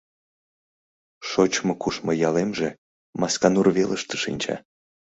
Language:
Mari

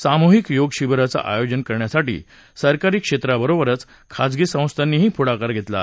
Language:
Marathi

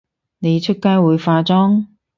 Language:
Cantonese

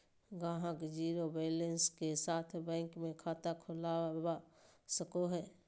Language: Magahi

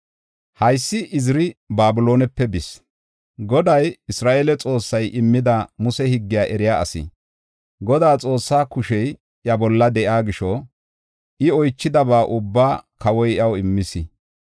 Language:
Gofa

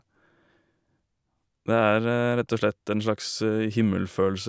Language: Norwegian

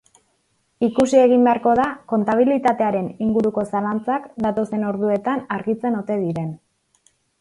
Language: Basque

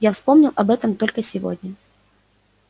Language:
Russian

